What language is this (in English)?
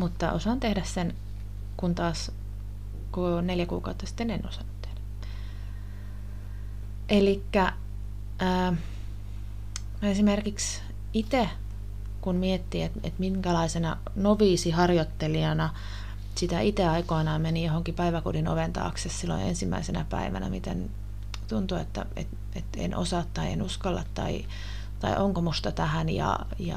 Finnish